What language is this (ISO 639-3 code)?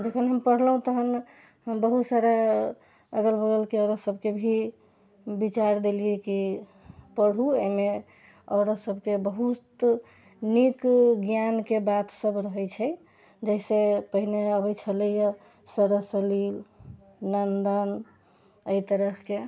mai